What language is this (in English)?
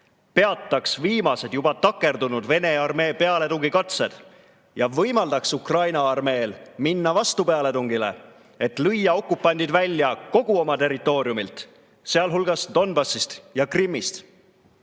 Estonian